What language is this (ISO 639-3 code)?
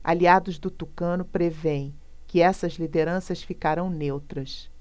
por